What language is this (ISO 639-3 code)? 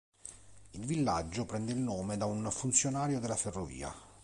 ita